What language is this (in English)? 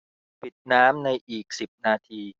Thai